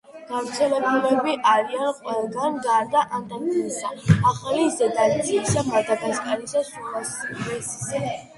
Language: Georgian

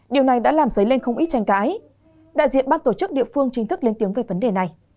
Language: Vietnamese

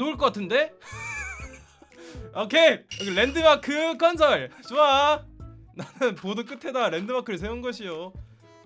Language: Korean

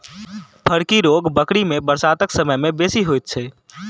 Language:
Maithili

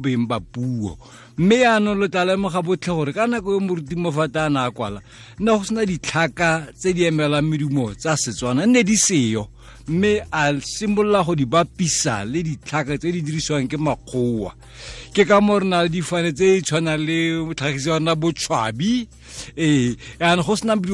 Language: Filipino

